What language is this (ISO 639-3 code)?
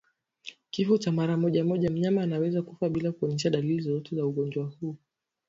swa